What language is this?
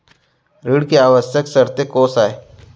Chhattisgarhi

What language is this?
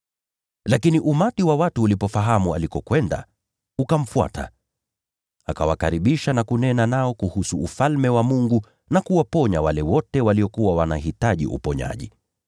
Swahili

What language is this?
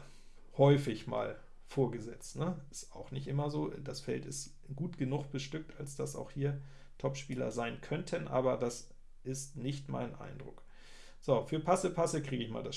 German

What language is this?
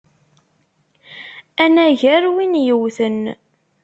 Kabyle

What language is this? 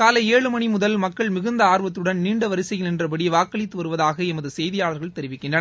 Tamil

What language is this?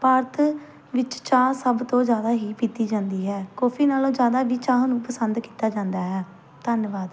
Punjabi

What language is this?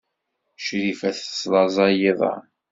Kabyle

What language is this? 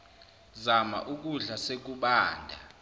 Zulu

